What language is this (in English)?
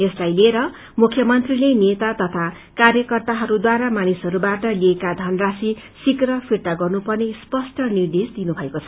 Nepali